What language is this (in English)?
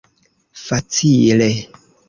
Esperanto